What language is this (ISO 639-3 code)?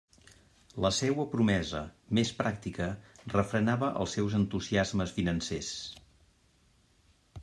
cat